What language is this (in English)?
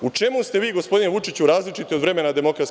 Serbian